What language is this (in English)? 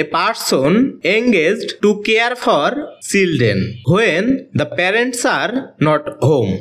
Bangla